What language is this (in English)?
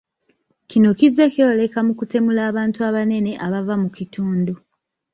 Ganda